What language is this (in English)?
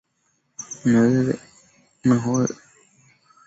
Swahili